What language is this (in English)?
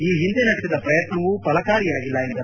Kannada